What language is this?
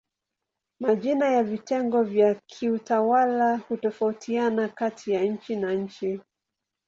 Swahili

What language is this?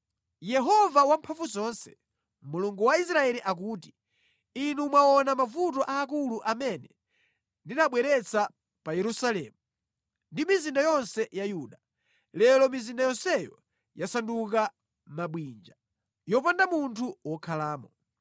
Nyanja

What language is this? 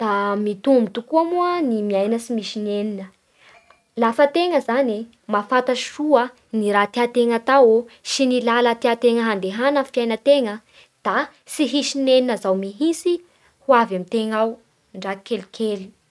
Bara Malagasy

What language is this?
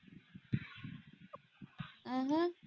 Punjabi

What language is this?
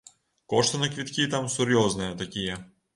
Belarusian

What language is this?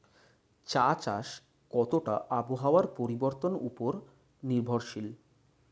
Bangla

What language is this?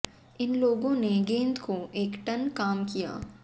Hindi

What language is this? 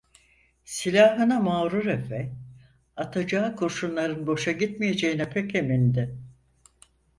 Turkish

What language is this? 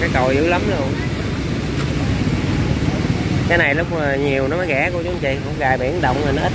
Vietnamese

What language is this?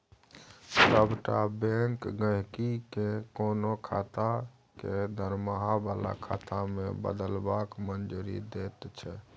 Maithili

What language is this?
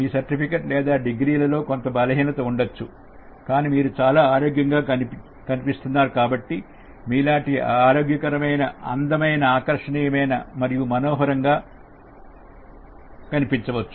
Telugu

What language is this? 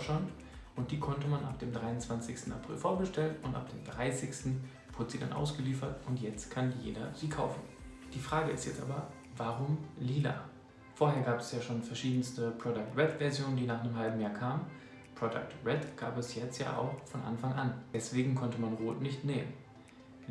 German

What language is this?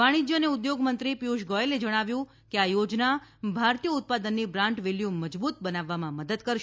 Gujarati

